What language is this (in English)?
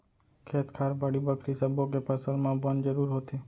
Chhattisgarhi